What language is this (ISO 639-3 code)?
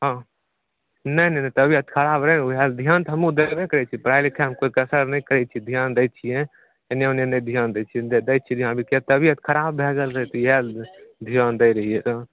mai